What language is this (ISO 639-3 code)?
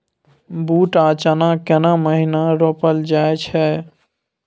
mai